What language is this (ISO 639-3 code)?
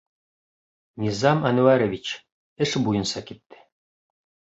bak